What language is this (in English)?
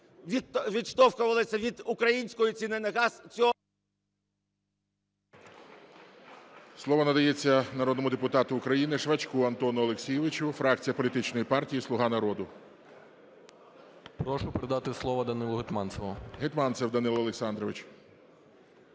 Ukrainian